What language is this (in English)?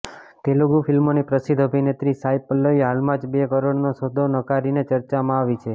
Gujarati